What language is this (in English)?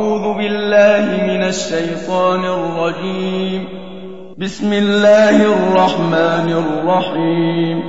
Arabic